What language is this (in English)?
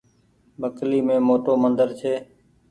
Goaria